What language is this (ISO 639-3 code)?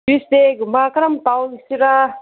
mni